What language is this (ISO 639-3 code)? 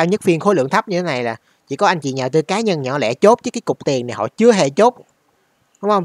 vie